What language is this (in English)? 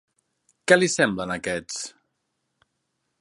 Catalan